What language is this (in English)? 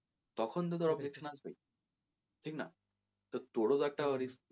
Bangla